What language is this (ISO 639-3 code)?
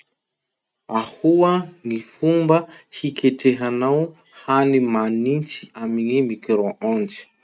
msh